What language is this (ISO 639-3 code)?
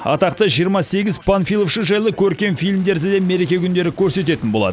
kaz